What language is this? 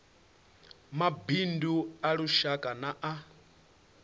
Venda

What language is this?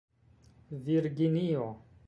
Esperanto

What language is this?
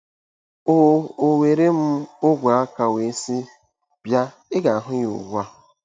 Igbo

